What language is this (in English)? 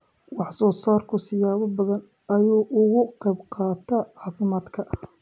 Somali